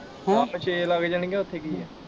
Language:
Punjabi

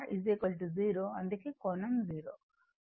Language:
Telugu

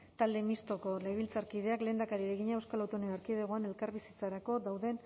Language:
Basque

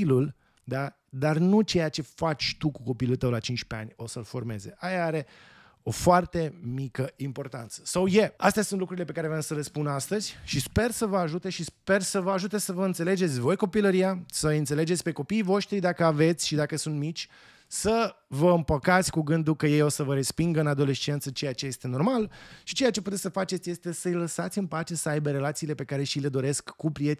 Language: Romanian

